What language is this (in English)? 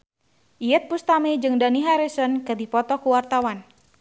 Sundanese